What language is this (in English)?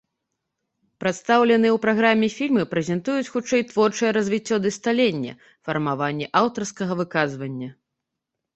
Belarusian